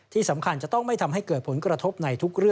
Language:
Thai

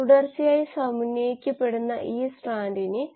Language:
Malayalam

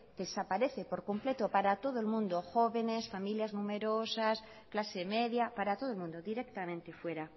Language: Spanish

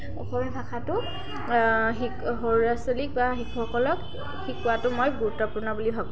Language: Assamese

